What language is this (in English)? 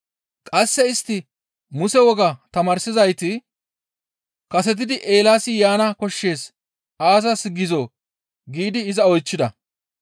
Gamo